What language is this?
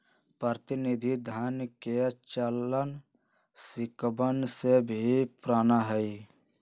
Magahi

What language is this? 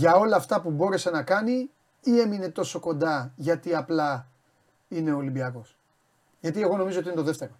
Greek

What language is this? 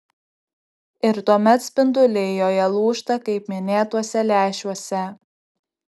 Lithuanian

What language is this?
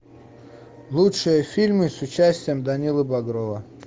Russian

